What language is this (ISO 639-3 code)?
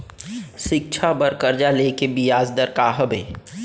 hne